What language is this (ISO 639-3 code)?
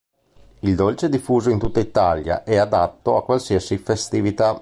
ita